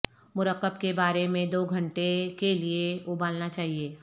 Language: Urdu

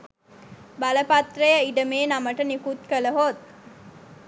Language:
Sinhala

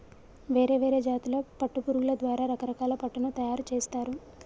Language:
Telugu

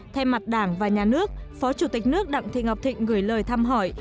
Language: Vietnamese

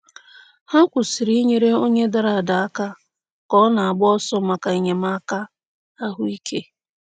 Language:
Igbo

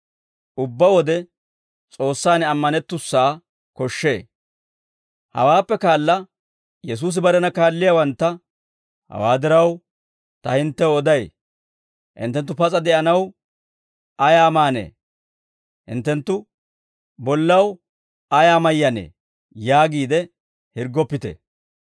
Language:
Dawro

